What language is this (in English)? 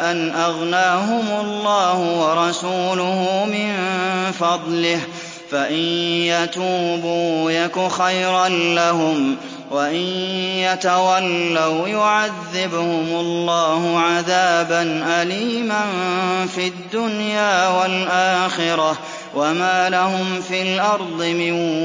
Arabic